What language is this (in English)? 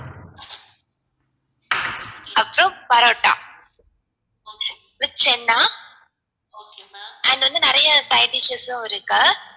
Tamil